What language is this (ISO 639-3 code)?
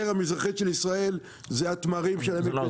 heb